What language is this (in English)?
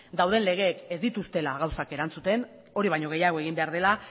Basque